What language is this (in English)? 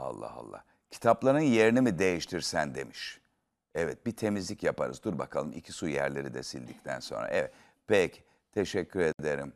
Turkish